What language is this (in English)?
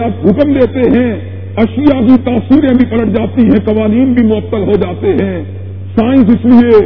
Urdu